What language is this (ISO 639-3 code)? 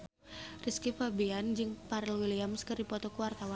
sun